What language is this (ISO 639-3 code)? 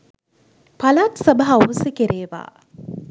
sin